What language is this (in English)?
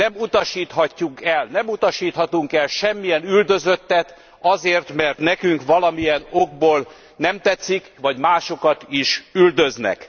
Hungarian